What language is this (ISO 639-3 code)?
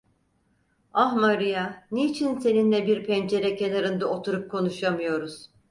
tur